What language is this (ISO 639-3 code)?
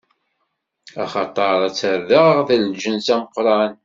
kab